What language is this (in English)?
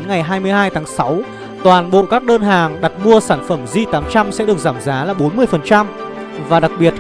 Vietnamese